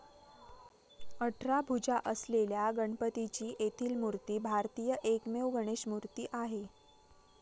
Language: Marathi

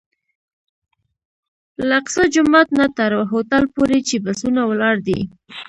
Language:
Pashto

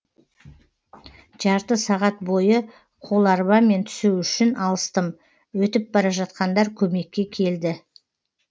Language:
Kazakh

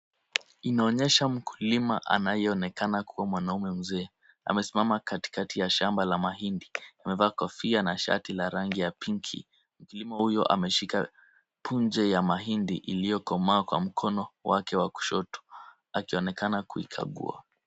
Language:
Swahili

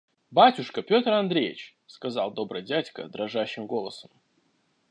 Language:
Russian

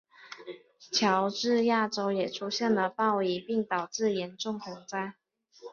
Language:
Chinese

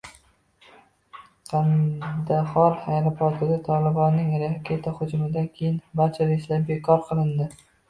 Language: Uzbek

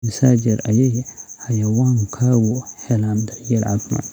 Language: Somali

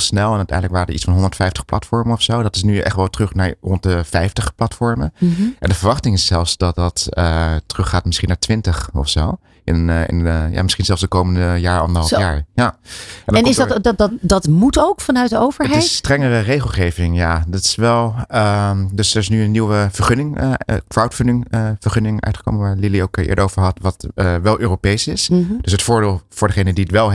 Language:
Dutch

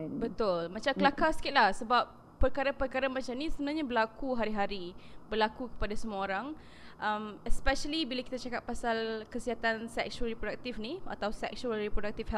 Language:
Malay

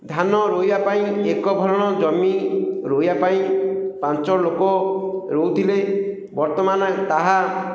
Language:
Odia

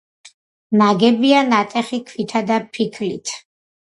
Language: Georgian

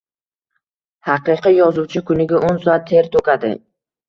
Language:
Uzbek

